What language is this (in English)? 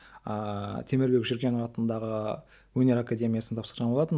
Kazakh